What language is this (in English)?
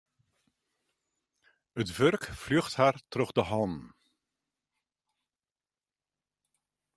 Western Frisian